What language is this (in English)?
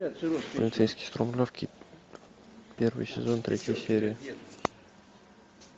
Russian